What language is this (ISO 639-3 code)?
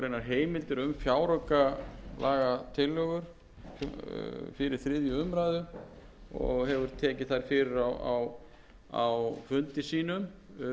isl